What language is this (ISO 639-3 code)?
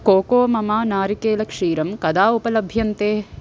san